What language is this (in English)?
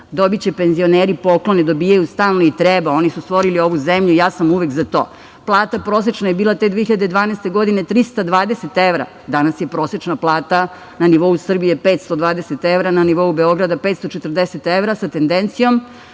Serbian